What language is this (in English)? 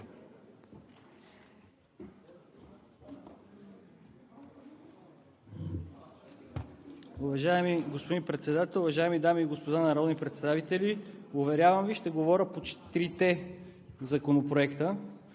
Bulgarian